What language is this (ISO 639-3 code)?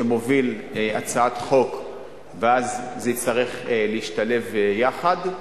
heb